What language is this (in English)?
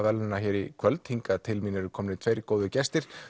Icelandic